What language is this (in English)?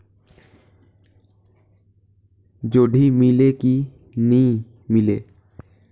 Chhattisgarhi